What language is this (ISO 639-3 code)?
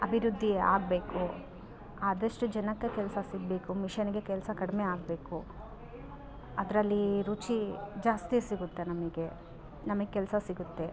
kan